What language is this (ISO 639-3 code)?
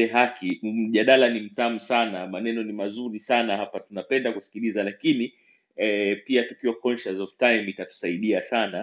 swa